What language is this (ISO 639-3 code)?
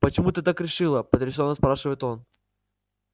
rus